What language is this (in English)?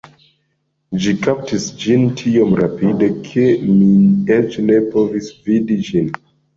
Esperanto